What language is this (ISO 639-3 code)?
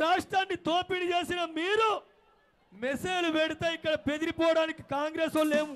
ara